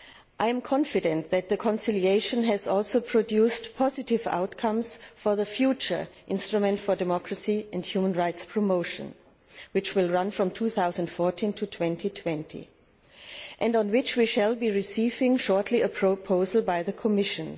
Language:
English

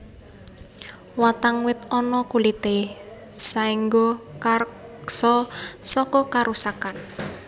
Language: Javanese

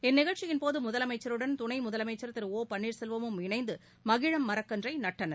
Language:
Tamil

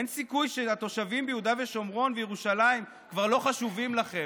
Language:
Hebrew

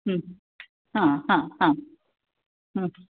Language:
Marathi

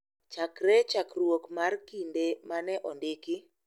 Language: Luo (Kenya and Tanzania)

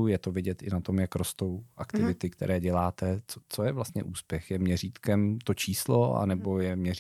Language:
Czech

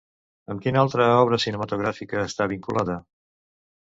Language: Catalan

